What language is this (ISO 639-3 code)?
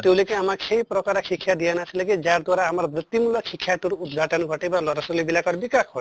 asm